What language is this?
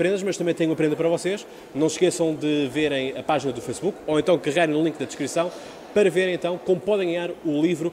Portuguese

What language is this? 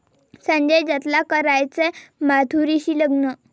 Marathi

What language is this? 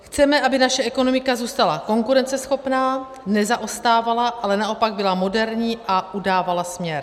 Czech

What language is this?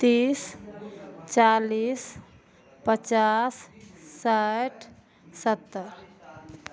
Maithili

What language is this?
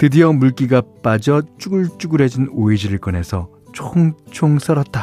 Korean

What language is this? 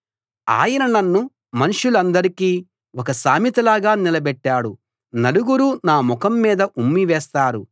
Telugu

